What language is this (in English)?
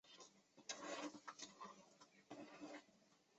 Chinese